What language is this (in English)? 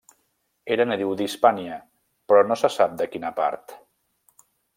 Catalan